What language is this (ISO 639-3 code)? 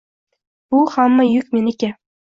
uzb